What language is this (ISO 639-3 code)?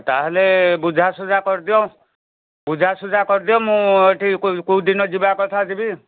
ori